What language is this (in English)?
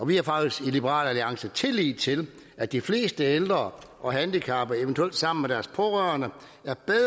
Danish